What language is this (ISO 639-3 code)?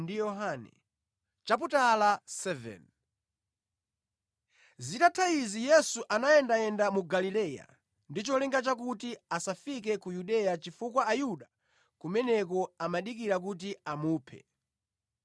nya